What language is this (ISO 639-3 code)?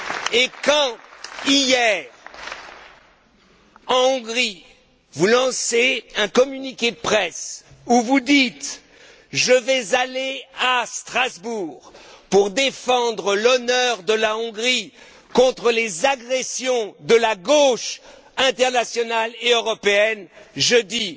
fra